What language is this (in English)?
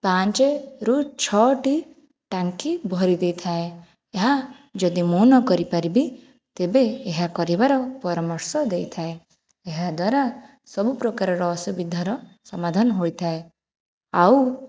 Odia